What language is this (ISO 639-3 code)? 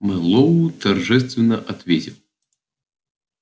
rus